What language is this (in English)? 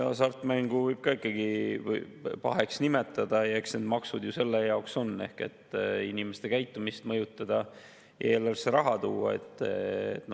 Estonian